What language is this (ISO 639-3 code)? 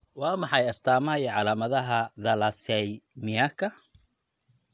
som